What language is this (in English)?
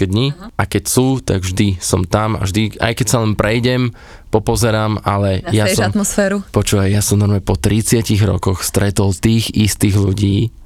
Slovak